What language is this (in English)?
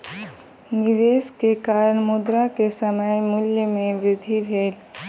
Maithili